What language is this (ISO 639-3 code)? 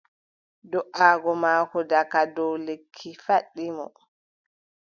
fub